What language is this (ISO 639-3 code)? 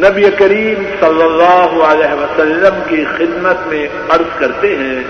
urd